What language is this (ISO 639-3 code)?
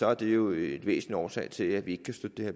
dan